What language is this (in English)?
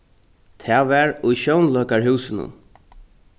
Faroese